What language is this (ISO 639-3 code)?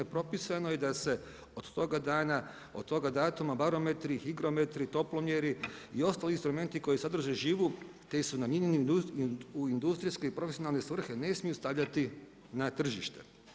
hrv